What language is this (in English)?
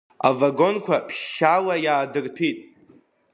Abkhazian